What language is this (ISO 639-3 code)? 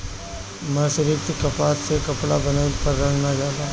bho